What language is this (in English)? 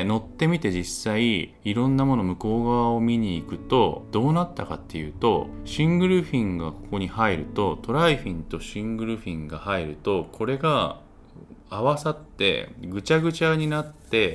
Japanese